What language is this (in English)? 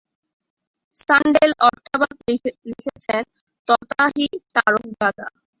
Bangla